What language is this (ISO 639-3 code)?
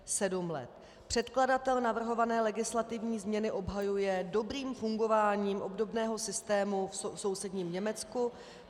ces